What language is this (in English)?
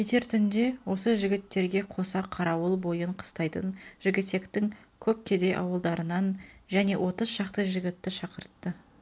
Kazakh